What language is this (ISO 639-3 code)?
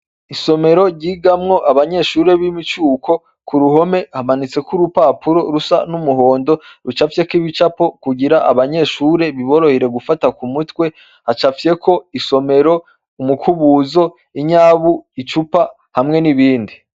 run